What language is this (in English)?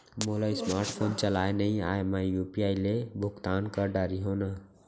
Chhattisgarhi